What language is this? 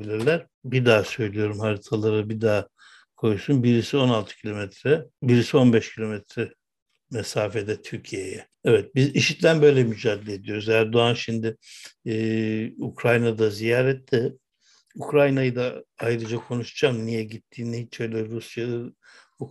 Turkish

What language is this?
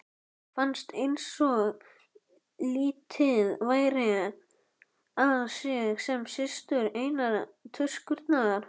Icelandic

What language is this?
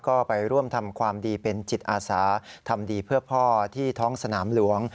Thai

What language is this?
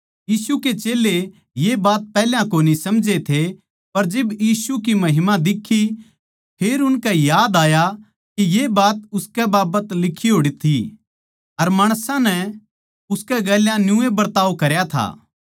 Haryanvi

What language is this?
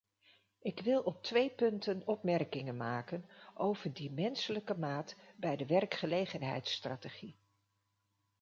Dutch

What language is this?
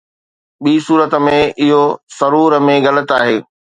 Sindhi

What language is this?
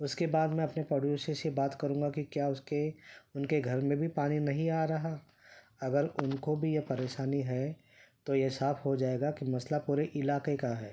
Urdu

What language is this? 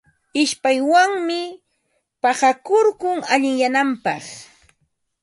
Ambo-Pasco Quechua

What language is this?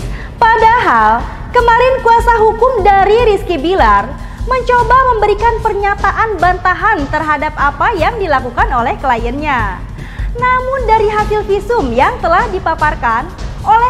Indonesian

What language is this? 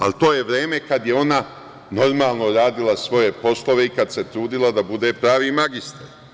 Serbian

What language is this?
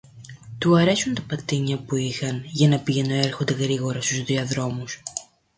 Greek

